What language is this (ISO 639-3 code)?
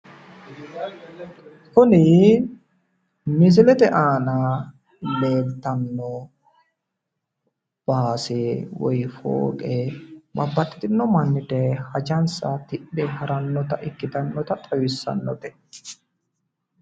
sid